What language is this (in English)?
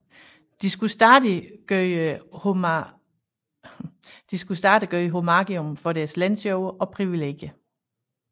Danish